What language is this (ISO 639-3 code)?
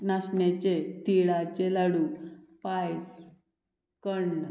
kok